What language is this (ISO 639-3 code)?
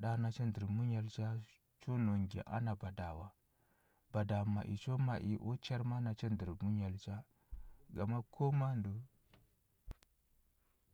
hbb